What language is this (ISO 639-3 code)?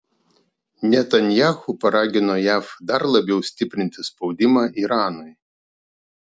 lit